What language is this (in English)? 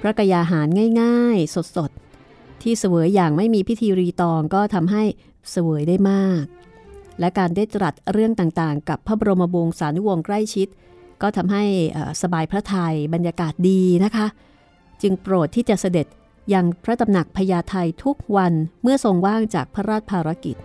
Thai